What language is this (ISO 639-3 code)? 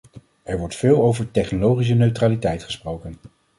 nld